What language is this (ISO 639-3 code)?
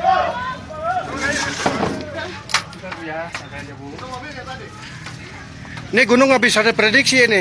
ind